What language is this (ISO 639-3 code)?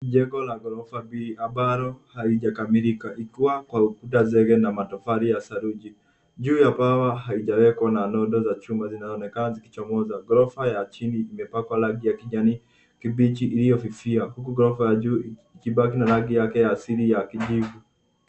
swa